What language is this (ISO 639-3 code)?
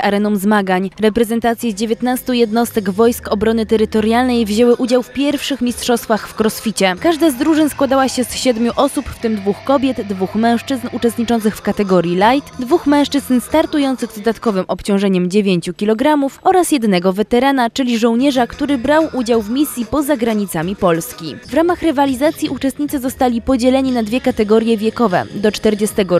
pol